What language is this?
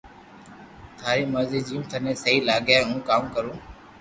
Loarki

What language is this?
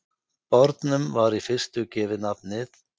Icelandic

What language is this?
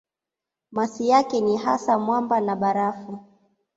Swahili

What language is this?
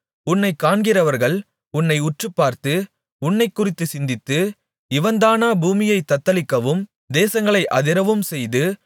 Tamil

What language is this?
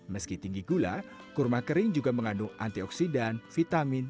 Indonesian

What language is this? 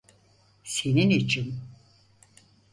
Turkish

